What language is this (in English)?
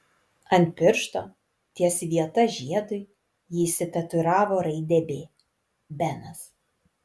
Lithuanian